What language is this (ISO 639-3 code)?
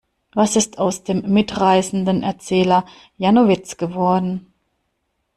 deu